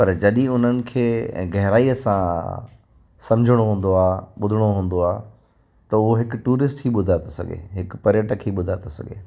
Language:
Sindhi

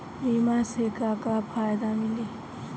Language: Bhojpuri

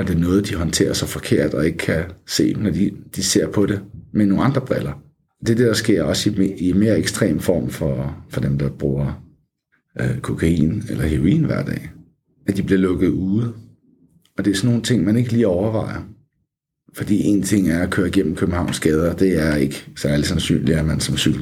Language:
Danish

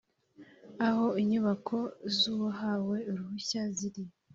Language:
Kinyarwanda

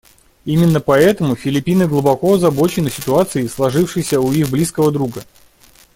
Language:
Russian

